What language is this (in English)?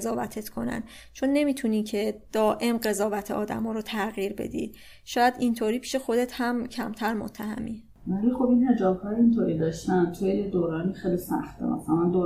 Persian